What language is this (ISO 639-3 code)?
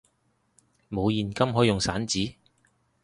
yue